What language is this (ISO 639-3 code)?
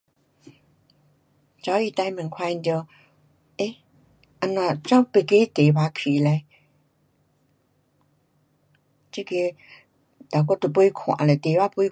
cpx